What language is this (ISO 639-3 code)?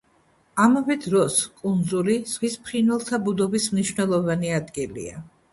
kat